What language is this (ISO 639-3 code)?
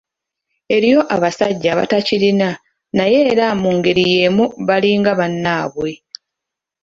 lug